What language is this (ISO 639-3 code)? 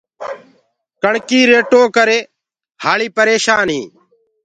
ggg